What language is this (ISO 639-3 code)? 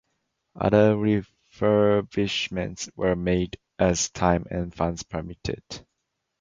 eng